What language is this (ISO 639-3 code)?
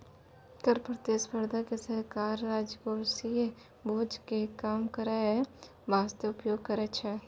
mai